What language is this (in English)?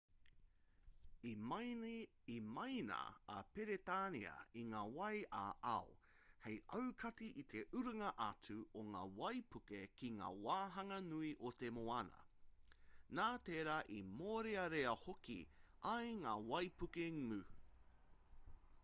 Māori